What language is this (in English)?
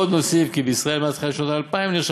Hebrew